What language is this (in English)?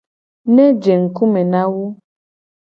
Gen